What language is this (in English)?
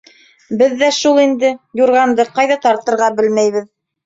Bashkir